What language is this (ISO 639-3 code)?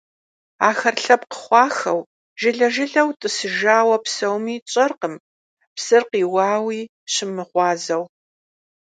kbd